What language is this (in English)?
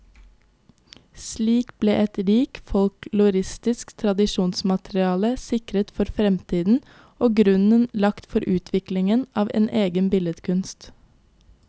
Norwegian